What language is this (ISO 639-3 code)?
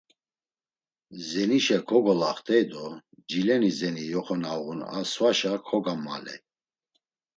lzz